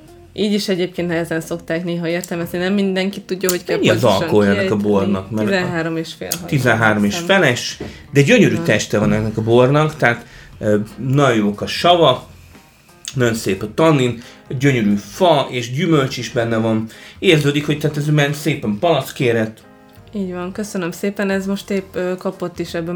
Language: Hungarian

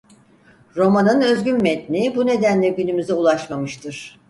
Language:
Turkish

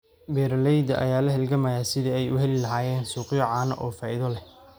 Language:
Somali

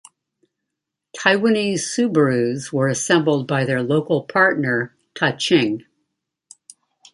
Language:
English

